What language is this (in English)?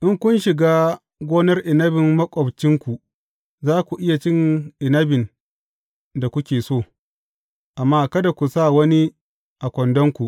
Hausa